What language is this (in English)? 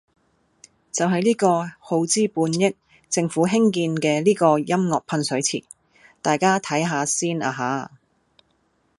Cantonese